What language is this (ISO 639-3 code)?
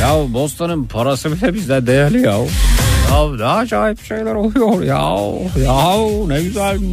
tur